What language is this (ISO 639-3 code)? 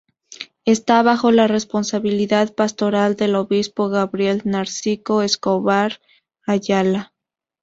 spa